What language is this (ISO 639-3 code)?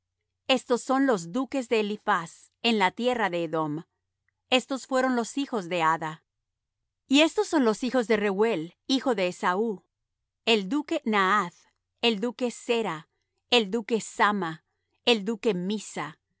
spa